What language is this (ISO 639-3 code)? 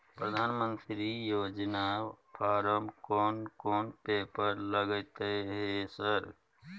mai